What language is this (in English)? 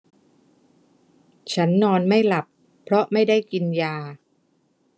Thai